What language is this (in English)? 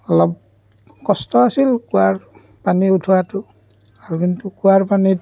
Assamese